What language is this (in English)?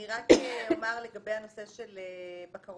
Hebrew